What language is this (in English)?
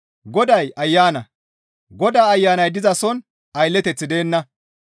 Gamo